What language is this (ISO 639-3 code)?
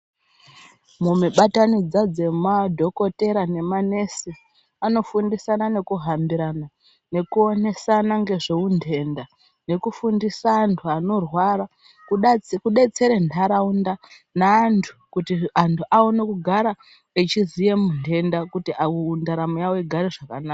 ndc